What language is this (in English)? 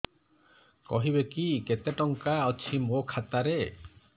Odia